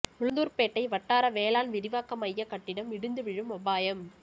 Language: Tamil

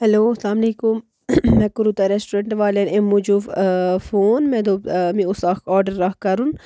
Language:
Kashmiri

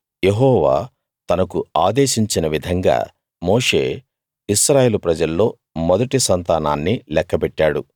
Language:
Telugu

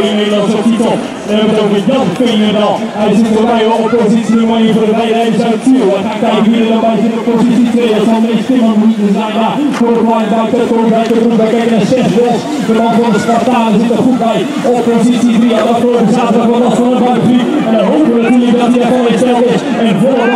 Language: Dutch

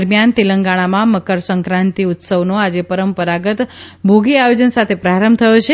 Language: Gujarati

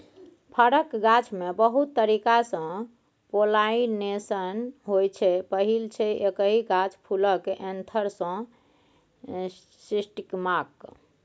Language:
Maithili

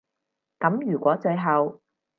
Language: Cantonese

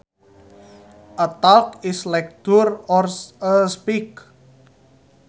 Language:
Sundanese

